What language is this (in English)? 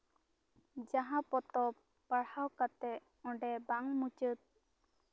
Santali